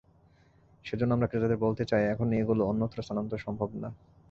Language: Bangla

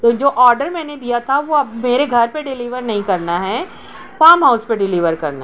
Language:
Urdu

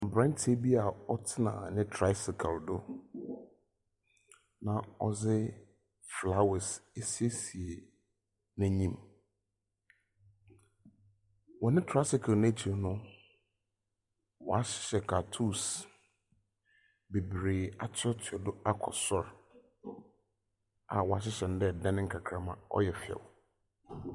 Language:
Akan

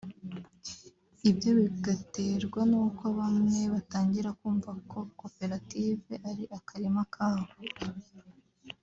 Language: Kinyarwanda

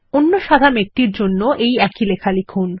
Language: Bangla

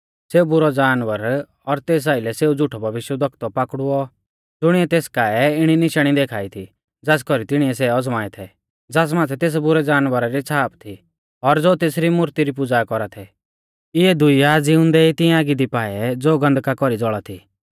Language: Mahasu Pahari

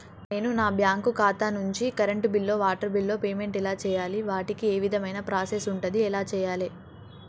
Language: Telugu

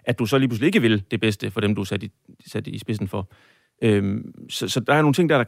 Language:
Danish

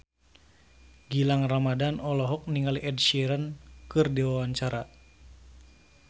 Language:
Sundanese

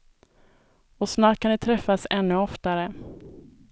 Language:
Swedish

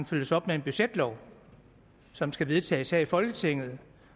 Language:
Danish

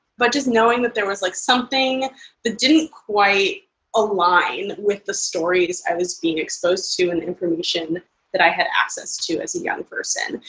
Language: English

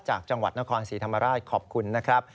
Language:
Thai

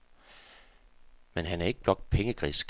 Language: Danish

